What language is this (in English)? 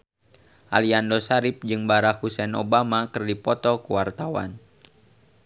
Sundanese